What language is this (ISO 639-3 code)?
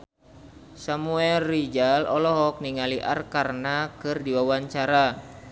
sun